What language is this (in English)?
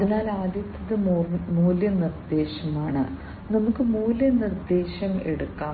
Malayalam